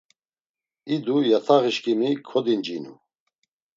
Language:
Laz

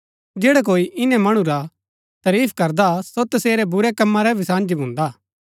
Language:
Gaddi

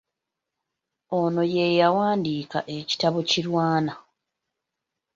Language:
Ganda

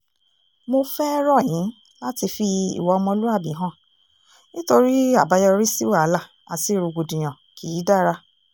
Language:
Yoruba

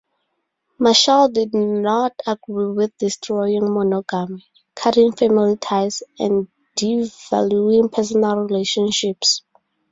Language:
English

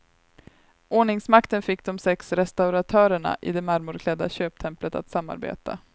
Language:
Swedish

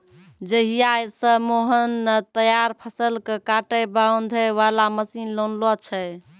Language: Maithili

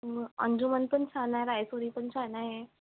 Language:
Marathi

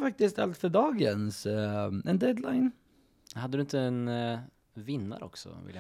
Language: Swedish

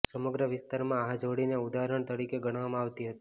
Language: Gujarati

